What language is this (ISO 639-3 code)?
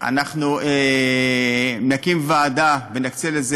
heb